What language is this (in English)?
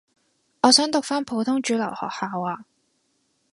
Cantonese